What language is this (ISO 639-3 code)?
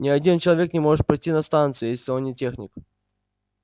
rus